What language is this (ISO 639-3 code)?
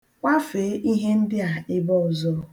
ibo